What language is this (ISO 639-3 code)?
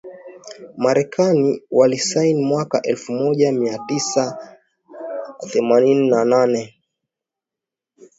swa